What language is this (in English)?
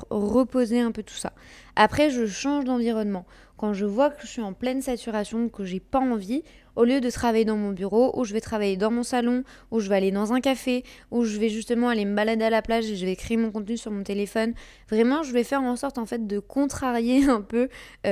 French